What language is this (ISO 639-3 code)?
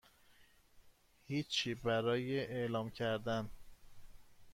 fas